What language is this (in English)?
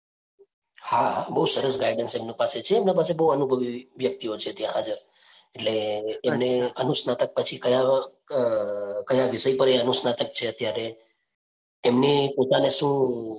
Gujarati